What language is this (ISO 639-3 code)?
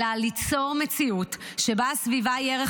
heb